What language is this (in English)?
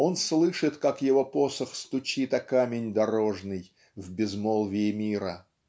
Russian